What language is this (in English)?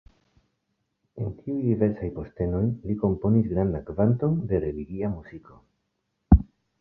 Esperanto